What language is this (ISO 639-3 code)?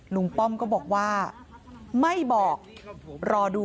tha